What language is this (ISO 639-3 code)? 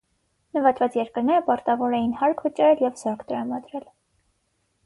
hye